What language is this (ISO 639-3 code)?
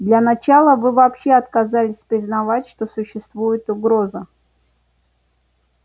rus